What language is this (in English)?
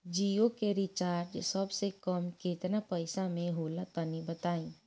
Bhojpuri